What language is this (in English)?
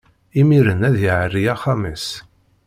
Kabyle